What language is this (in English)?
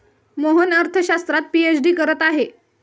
Marathi